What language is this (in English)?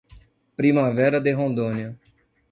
Portuguese